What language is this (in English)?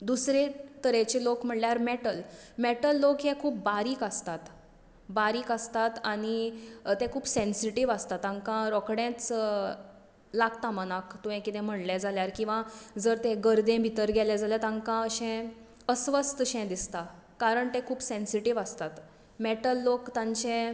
Konkani